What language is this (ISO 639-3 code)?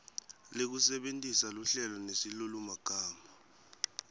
ssw